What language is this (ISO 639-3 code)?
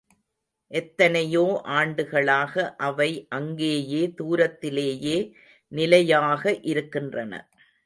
tam